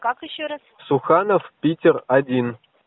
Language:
Russian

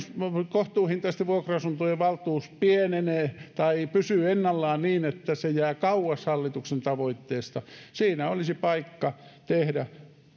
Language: Finnish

